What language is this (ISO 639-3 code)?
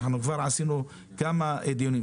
heb